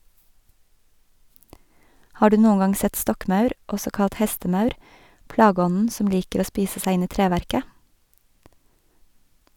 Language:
Norwegian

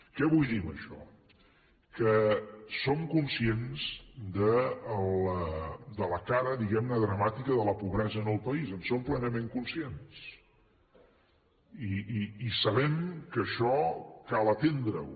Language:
Catalan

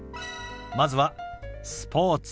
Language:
Japanese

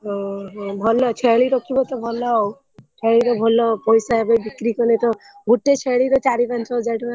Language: Odia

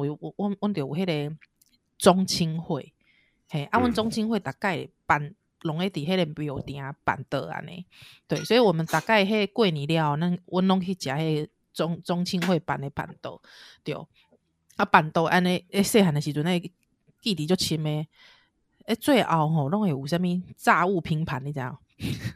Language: Chinese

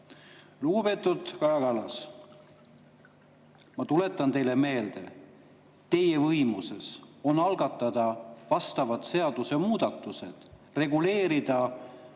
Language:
Estonian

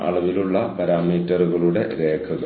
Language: Malayalam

